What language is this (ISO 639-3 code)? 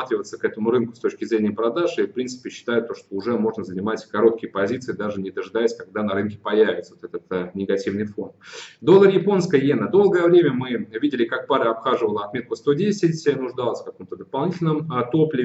rus